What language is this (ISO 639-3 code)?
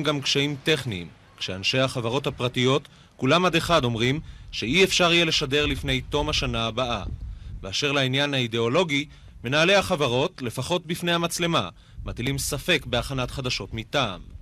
heb